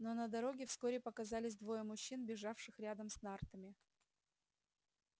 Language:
Russian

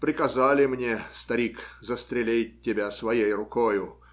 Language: Russian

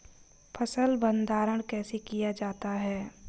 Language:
Hindi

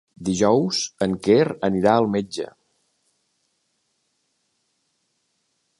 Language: Catalan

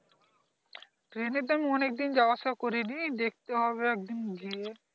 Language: Bangla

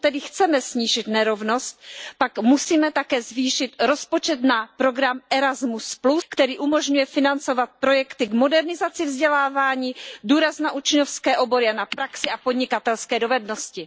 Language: Czech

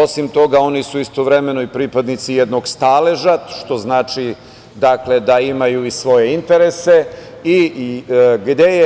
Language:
Serbian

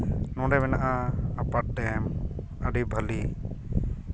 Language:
Santali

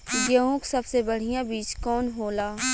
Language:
Bhojpuri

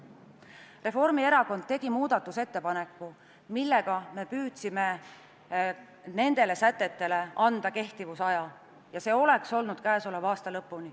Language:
Estonian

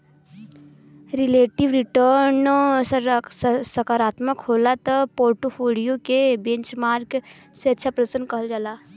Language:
Bhojpuri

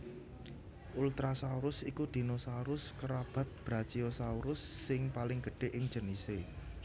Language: Javanese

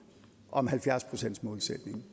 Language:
Danish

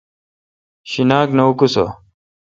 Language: Kalkoti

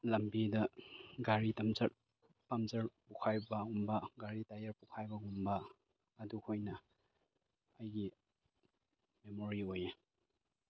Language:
Manipuri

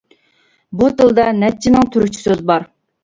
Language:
Uyghur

